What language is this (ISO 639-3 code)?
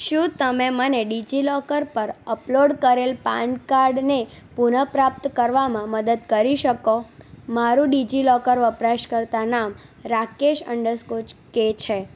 guj